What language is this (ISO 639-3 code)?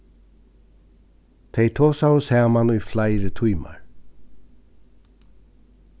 fao